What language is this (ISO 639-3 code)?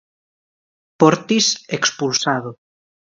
glg